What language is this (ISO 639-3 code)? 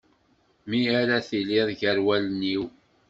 kab